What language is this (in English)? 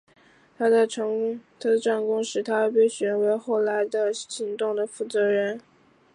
Chinese